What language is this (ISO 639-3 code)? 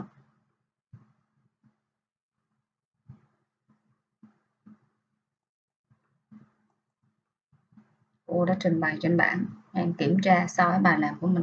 vie